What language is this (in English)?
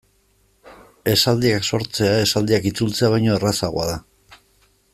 Basque